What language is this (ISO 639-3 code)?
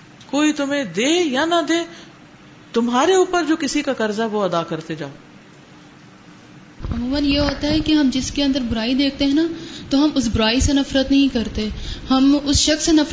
urd